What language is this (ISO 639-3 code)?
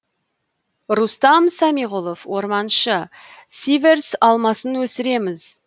kaz